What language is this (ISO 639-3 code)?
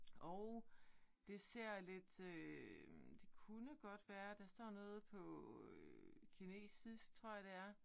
dan